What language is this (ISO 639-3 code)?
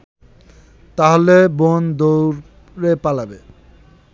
ben